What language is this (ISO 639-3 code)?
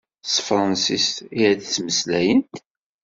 kab